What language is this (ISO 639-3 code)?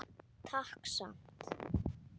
isl